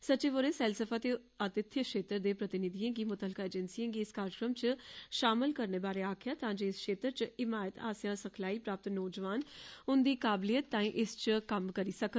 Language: Dogri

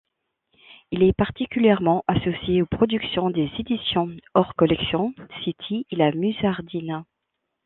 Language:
French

